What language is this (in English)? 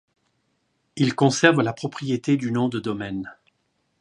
French